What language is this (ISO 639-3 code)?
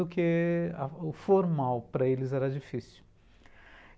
por